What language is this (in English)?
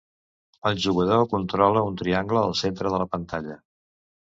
Catalan